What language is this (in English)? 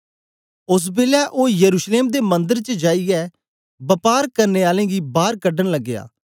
Dogri